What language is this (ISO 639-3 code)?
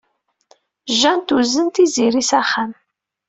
kab